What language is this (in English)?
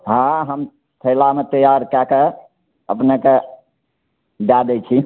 Maithili